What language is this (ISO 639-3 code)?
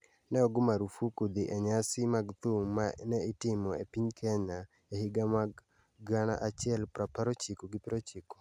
luo